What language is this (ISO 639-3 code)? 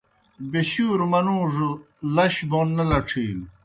plk